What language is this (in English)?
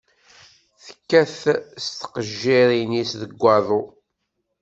Kabyle